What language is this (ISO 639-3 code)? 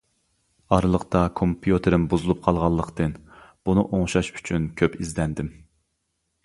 uig